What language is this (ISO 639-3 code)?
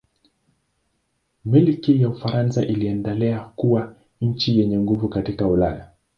swa